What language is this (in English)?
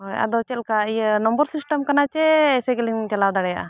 Santali